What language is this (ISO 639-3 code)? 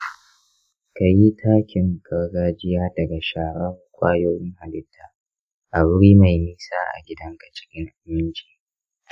hau